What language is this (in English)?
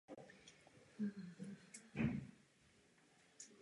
Czech